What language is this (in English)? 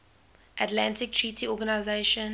English